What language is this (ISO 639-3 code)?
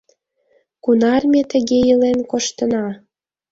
chm